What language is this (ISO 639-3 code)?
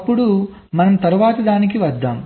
tel